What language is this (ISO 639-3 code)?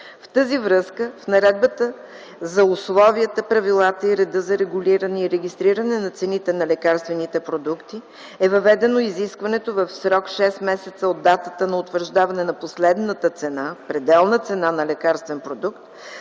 bul